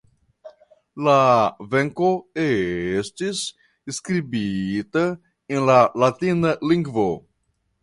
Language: Esperanto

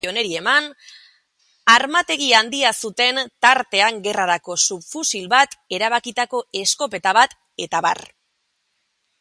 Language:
Basque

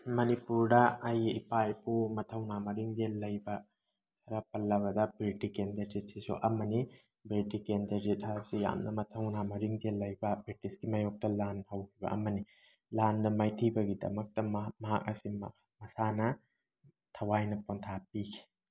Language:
Manipuri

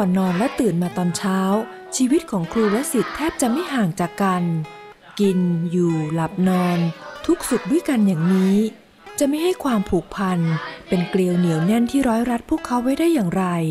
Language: Thai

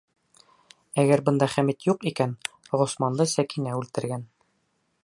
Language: Bashkir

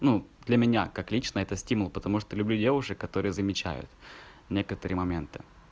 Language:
Russian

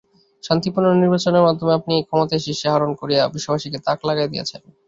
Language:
Bangla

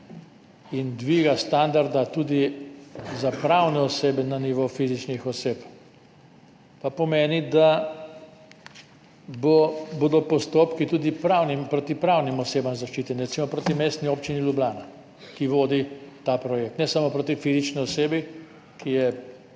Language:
Slovenian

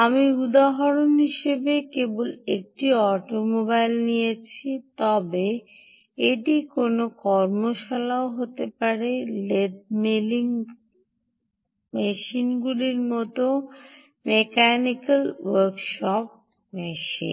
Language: Bangla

